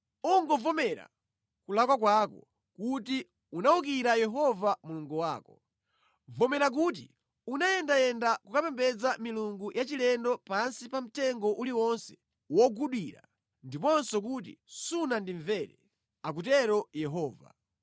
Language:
Nyanja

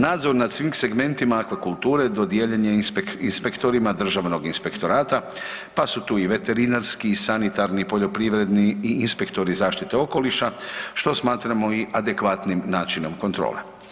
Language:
Croatian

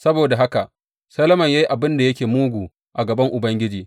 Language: Hausa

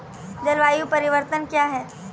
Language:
Maithili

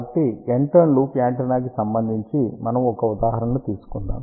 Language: Telugu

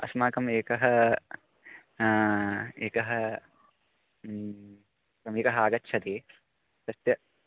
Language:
Sanskrit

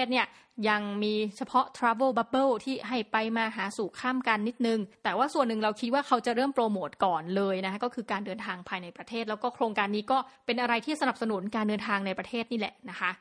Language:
Thai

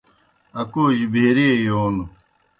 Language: Kohistani Shina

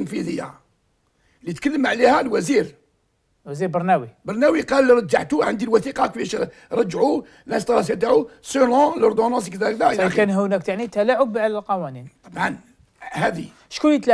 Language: Arabic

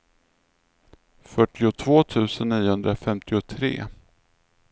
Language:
Swedish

